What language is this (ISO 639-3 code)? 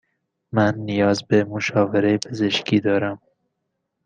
fas